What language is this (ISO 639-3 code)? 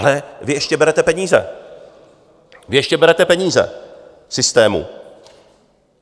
ces